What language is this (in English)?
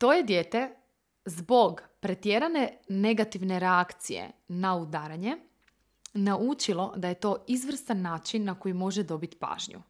Croatian